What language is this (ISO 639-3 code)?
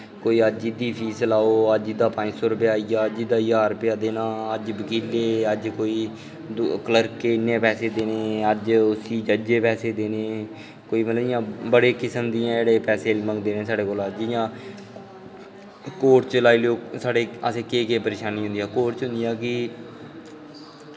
doi